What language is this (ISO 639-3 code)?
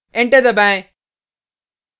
hin